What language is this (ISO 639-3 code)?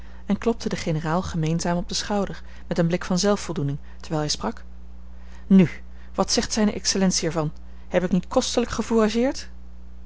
nld